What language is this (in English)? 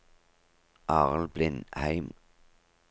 Norwegian